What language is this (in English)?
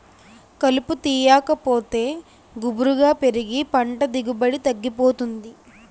Telugu